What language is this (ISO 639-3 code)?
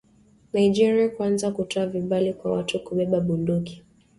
swa